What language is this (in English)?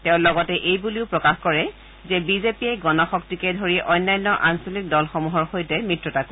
Assamese